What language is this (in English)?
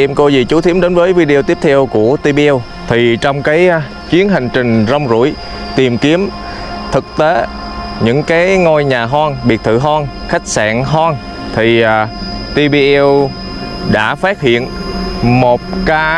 Vietnamese